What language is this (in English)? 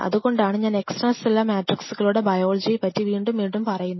Malayalam